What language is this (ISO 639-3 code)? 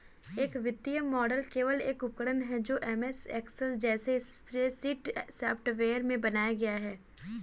hin